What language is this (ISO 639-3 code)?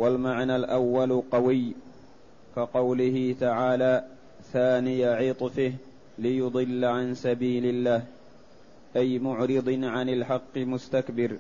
ara